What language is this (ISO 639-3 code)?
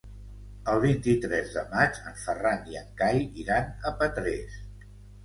cat